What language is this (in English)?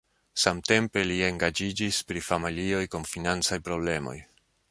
Esperanto